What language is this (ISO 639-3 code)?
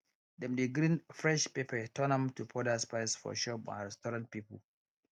pcm